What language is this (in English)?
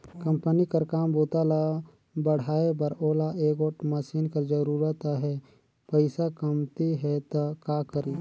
Chhattisgarhi